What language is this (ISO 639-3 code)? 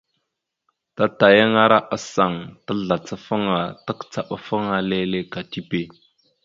mxu